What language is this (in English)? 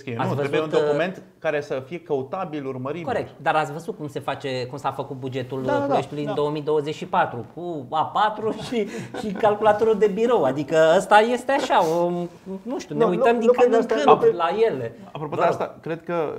Romanian